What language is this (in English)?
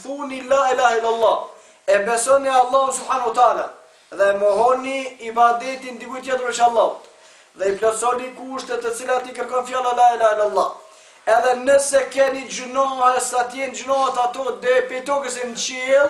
Turkish